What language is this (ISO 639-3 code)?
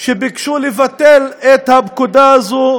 heb